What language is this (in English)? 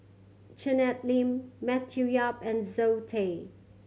English